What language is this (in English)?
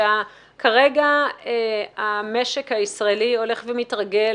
Hebrew